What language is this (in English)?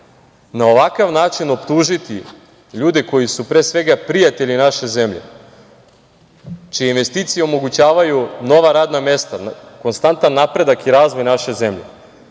Serbian